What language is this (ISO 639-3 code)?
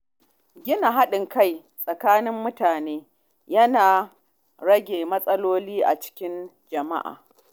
hau